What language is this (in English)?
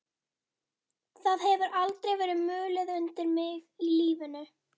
Icelandic